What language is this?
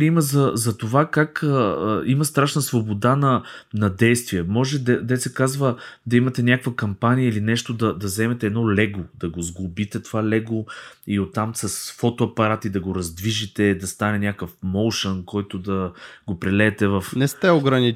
Bulgarian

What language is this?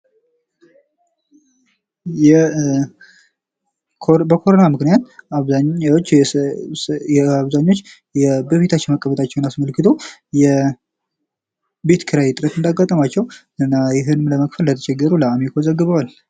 Amharic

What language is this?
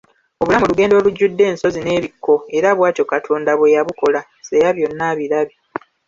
Ganda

